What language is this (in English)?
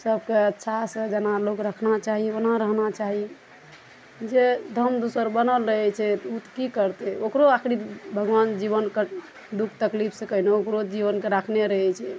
Maithili